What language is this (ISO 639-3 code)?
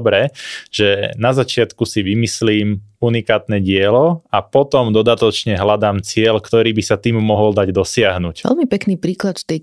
slk